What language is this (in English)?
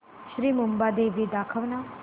Marathi